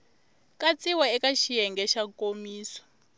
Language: Tsonga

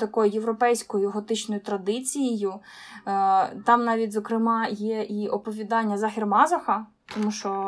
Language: Ukrainian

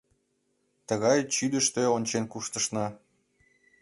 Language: Mari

